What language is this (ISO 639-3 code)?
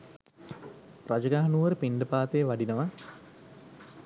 sin